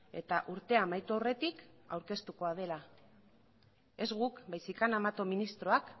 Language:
Basque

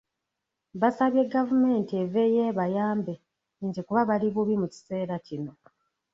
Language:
Ganda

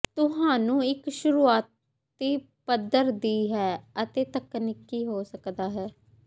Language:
Punjabi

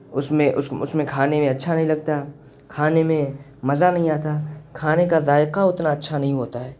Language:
Urdu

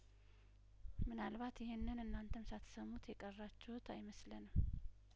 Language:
Amharic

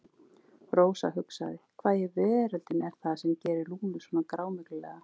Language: Icelandic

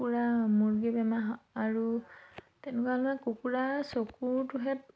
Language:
Assamese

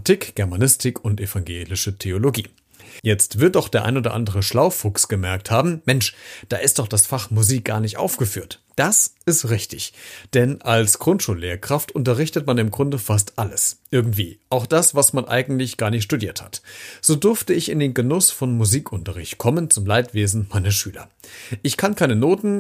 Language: German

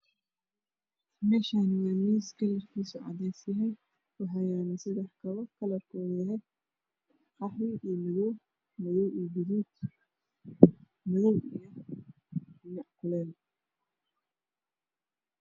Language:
Somali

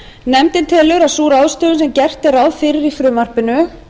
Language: Icelandic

